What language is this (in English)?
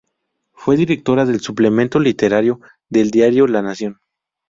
Spanish